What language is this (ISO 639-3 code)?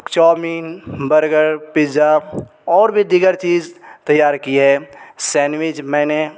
urd